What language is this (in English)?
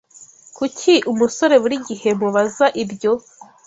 Kinyarwanda